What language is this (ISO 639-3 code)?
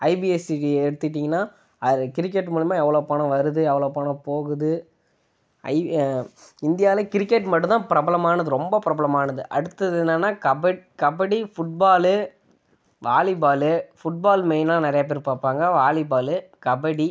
tam